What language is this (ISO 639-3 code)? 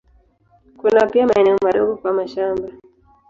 swa